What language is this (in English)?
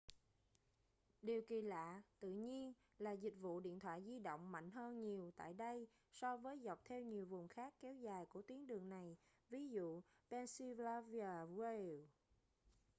Vietnamese